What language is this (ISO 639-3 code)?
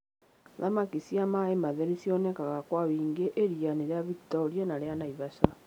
kik